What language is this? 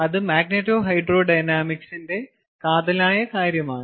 Malayalam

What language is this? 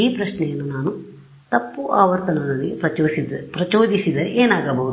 Kannada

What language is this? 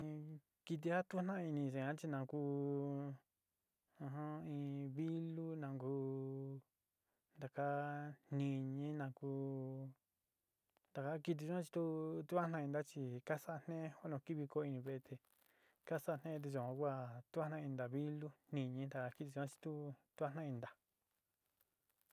Sinicahua Mixtec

